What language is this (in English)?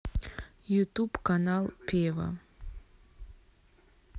Russian